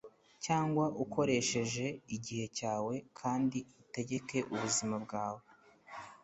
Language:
Kinyarwanda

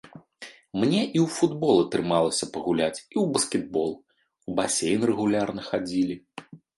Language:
Belarusian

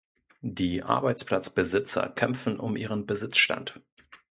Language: German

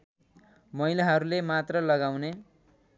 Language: Nepali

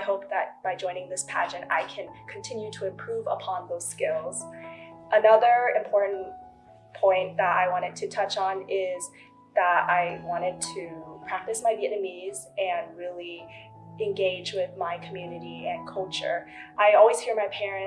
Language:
English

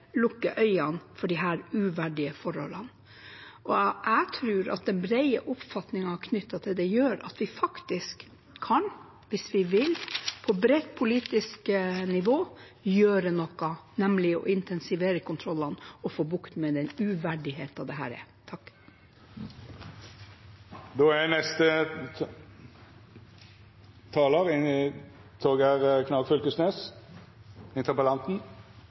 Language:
Norwegian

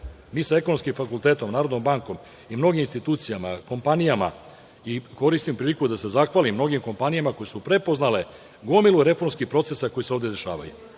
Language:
Serbian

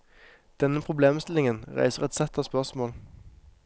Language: Norwegian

